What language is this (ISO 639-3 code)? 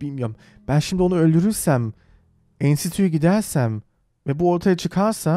tur